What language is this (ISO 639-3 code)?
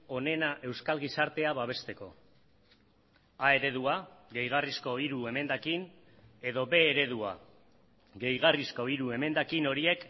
eus